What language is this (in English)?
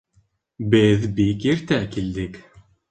Bashkir